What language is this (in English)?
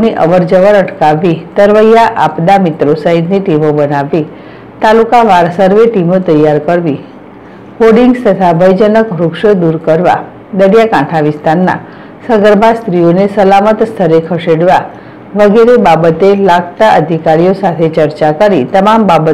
Hindi